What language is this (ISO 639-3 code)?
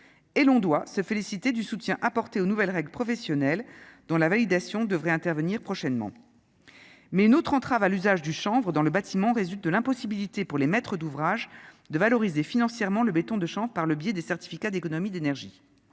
fra